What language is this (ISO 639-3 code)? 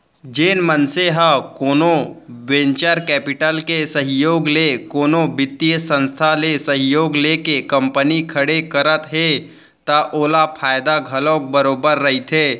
hne